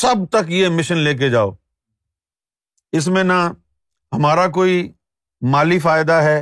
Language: Urdu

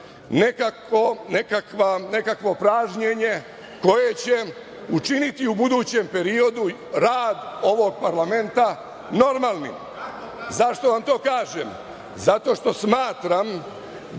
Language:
Serbian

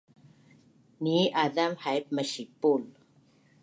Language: Bunun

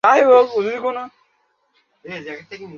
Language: Bangla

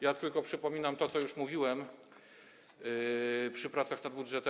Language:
Polish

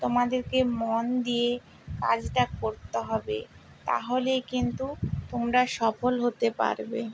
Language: Bangla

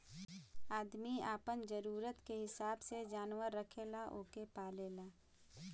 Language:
Bhojpuri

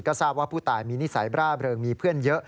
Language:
Thai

